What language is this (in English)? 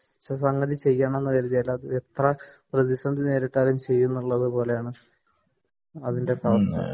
Malayalam